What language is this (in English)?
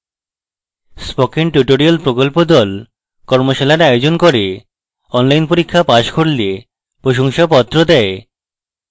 Bangla